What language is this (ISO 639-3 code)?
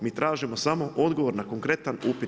hrv